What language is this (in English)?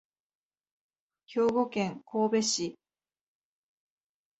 Japanese